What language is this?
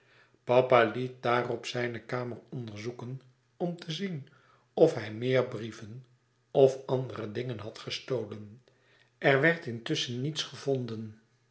Dutch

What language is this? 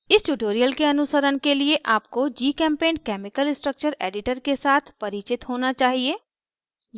Hindi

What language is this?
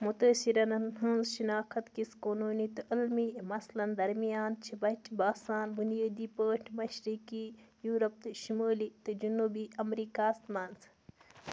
Kashmiri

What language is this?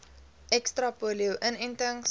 Afrikaans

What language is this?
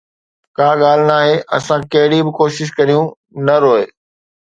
Sindhi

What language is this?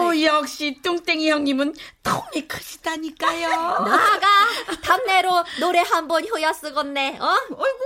Korean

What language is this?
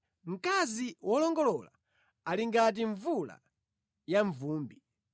Nyanja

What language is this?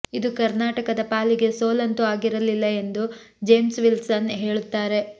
Kannada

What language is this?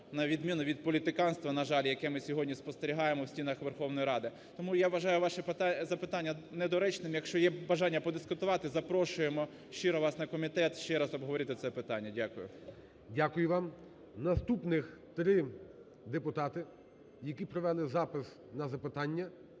Ukrainian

